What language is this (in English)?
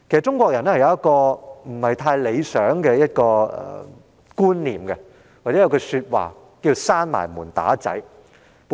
Cantonese